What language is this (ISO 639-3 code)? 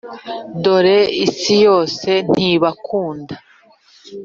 kin